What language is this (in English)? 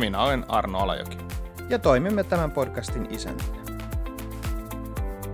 Finnish